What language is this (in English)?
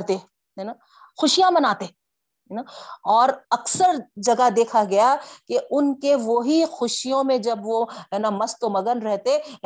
Urdu